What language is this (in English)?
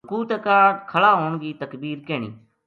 Gujari